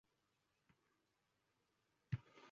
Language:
Uzbek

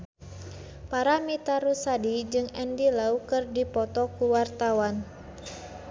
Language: Sundanese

